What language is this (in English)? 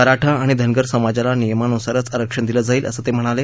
Marathi